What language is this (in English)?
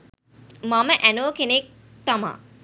Sinhala